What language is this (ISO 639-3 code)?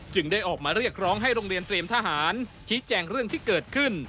tha